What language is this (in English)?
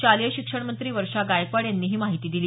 Marathi